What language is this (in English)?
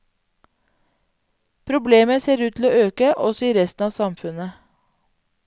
Norwegian